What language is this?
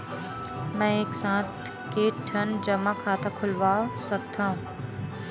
Chhattisgarhi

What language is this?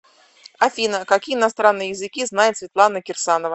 Russian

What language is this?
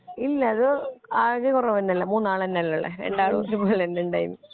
Malayalam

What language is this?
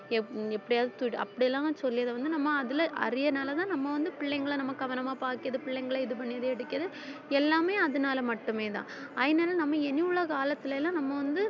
Tamil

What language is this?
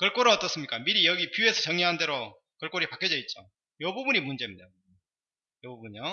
Korean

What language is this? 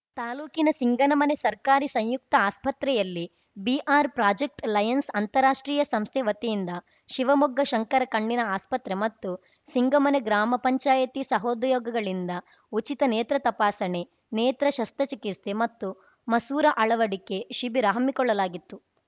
Kannada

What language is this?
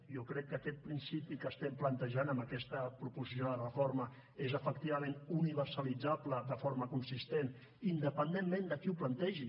Catalan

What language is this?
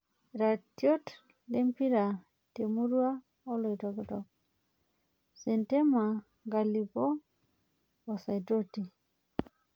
Masai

